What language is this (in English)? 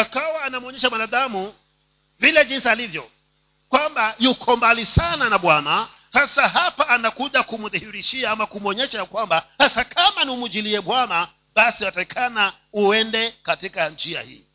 Swahili